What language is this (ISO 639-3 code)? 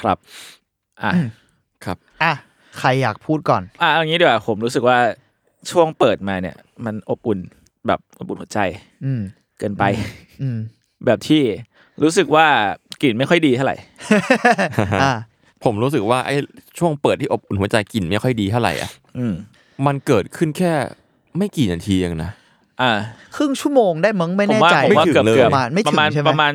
tha